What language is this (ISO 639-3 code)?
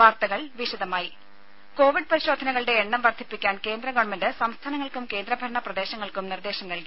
mal